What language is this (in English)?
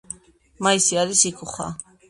Georgian